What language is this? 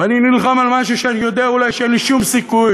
Hebrew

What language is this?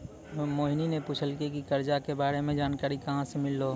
Maithili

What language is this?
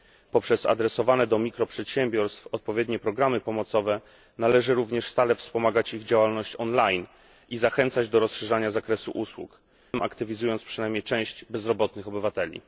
Polish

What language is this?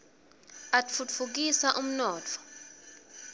Swati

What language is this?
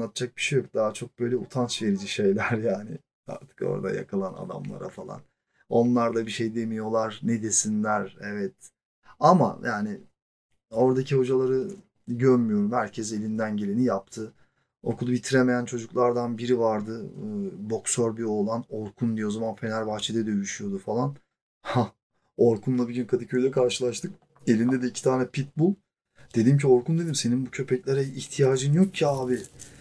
Turkish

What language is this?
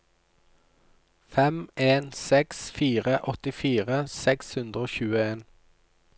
Norwegian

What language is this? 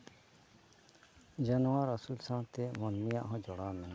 Santali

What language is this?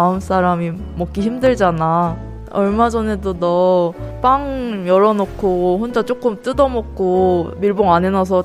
Korean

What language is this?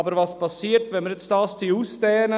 Swiss German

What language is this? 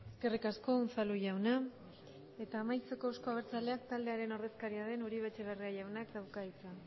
Basque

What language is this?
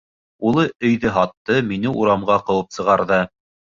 Bashkir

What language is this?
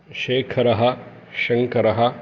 Sanskrit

